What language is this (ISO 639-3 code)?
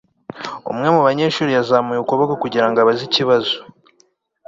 kin